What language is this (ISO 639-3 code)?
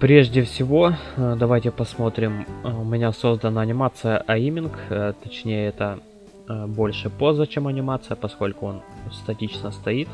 rus